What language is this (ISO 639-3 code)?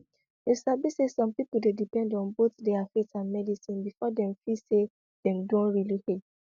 pcm